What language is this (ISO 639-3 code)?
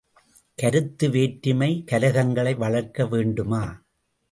tam